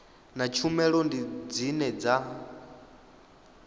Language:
Venda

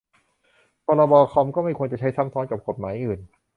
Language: Thai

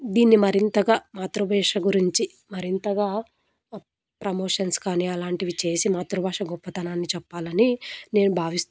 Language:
Telugu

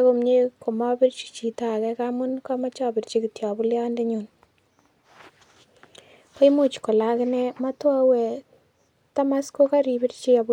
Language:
Kalenjin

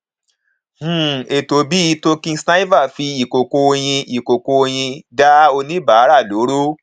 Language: Yoruba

